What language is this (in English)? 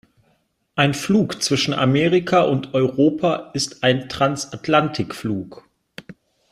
German